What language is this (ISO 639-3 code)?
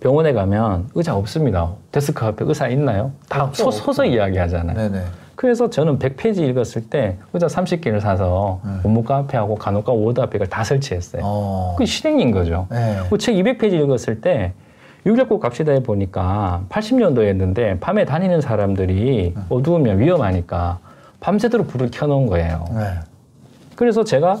kor